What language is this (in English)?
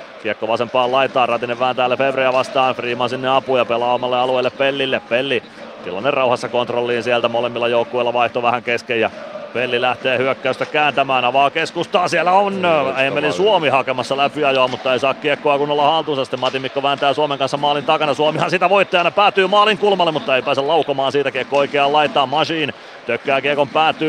Finnish